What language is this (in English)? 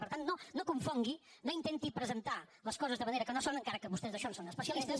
Catalan